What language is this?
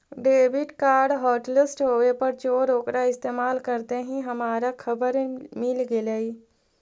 Magahi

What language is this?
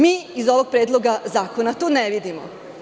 Serbian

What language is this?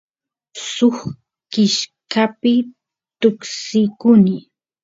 Santiago del Estero Quichua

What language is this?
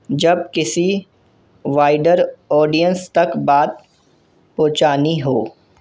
Urdu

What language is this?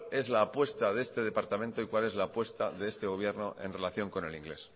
Spanish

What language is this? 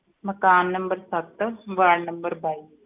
Punjabi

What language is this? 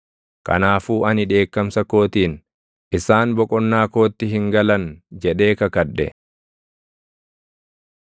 Oromo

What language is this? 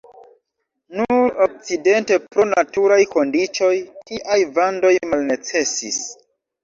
Esperanto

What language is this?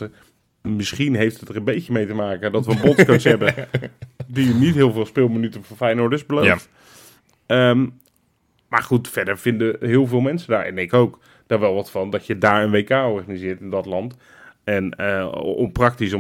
Dutch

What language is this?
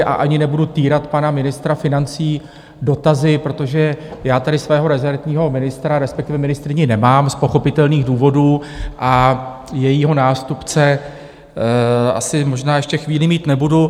Czech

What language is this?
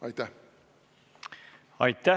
Estonian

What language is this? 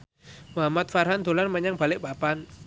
Javanese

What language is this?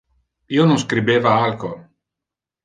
Interlingua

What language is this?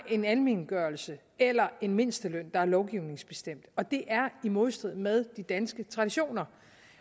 Danish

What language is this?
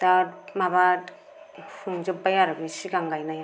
Bodo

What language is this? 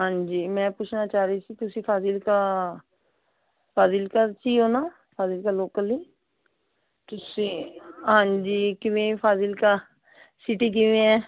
Punjabi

